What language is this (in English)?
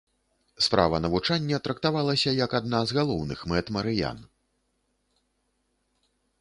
Belarusian